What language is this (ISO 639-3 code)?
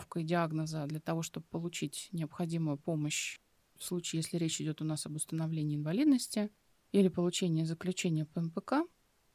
rus